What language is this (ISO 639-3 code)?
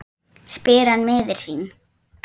isl